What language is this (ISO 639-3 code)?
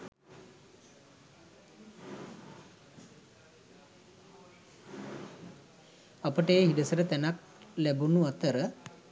sin